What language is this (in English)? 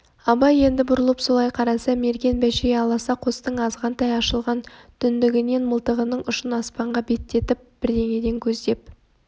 Kazakh